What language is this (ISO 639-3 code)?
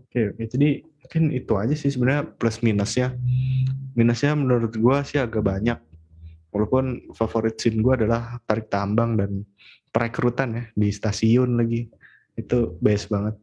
ind